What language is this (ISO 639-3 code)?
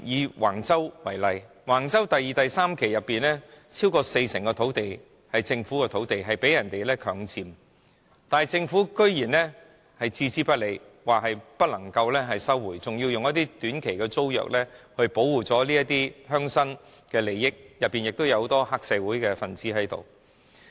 yue